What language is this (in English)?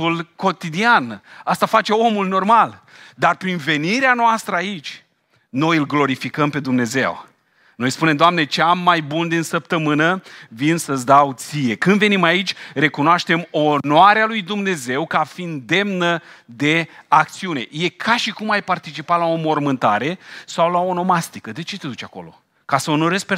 Romanian